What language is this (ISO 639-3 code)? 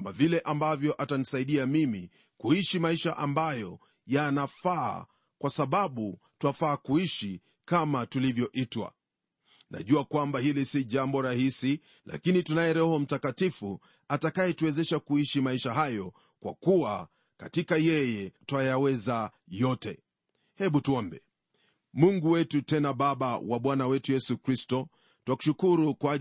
swa